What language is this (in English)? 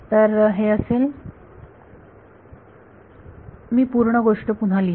Marathi